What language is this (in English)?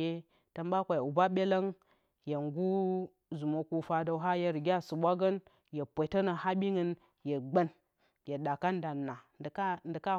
Bacama